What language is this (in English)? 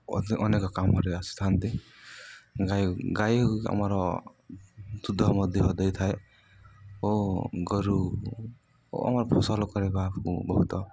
Odia